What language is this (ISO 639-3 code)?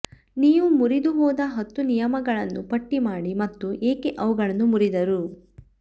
kan